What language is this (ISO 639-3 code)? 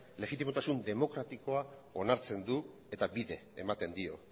eus